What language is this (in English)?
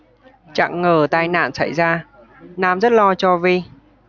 Vietnamese